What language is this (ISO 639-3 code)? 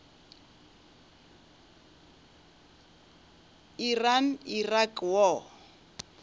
nso